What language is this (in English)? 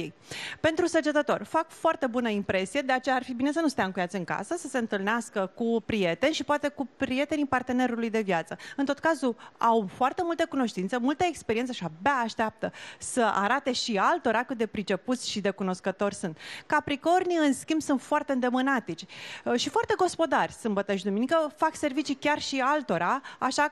Romanian